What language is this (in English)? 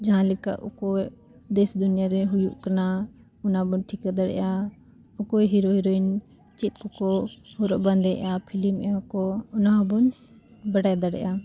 Santali